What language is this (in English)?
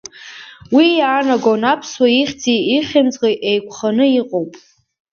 Abkhazian